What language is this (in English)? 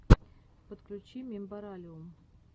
Russian